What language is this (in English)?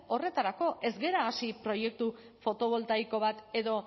Basque